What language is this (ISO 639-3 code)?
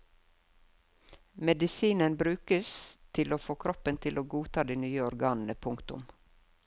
nor